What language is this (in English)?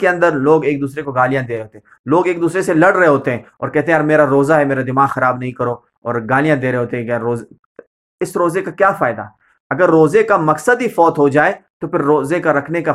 Urdu